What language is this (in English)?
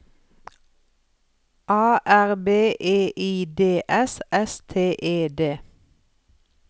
Norwegian